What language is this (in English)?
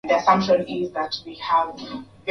Swahili